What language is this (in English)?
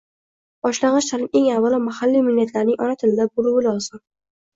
Uzbek